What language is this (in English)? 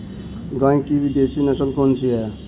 Hindi